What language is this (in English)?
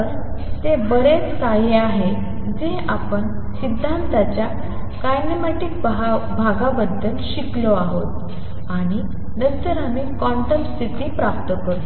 Marathi